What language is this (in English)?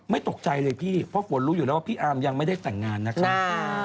Thai